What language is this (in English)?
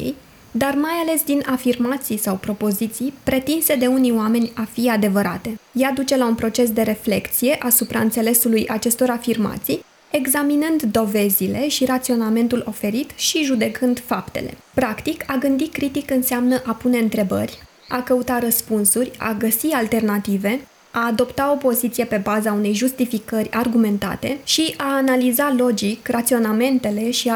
Romanian